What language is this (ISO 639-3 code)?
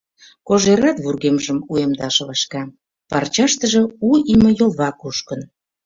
chm